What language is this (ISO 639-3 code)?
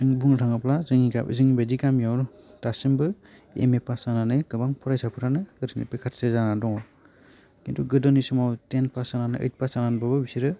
brx